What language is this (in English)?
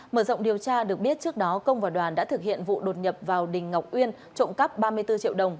Vietnamese